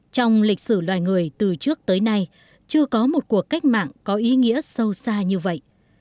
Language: Vietnamese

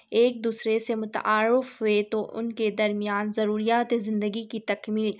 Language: Urdu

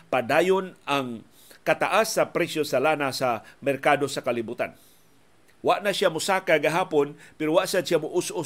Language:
Filipino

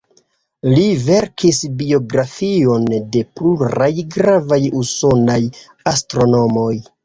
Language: Esperanto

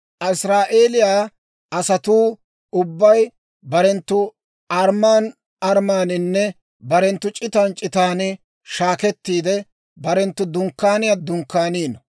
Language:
Dawro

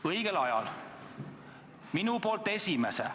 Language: Estonian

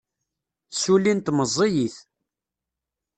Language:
Kabyle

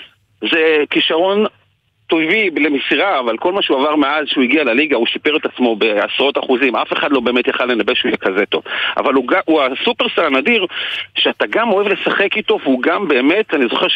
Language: Hebrew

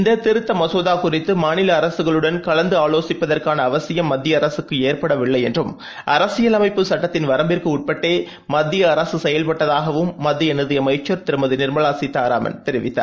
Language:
Tamil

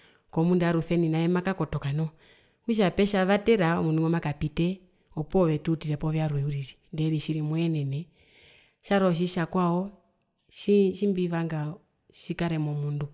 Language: Herero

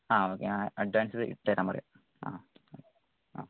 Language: Malayalam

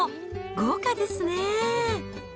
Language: Japanese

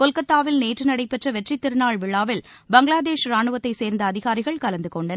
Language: Tamil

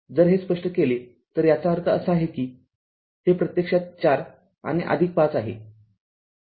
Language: Marathi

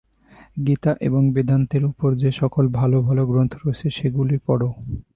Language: Bangla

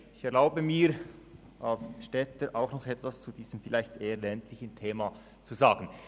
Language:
Swiss German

